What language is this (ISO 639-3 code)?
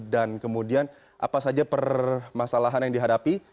ind